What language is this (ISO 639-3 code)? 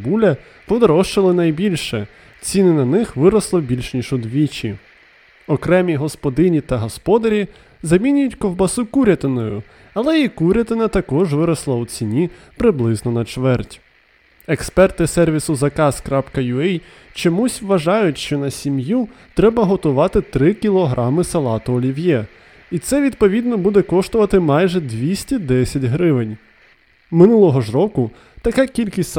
ukr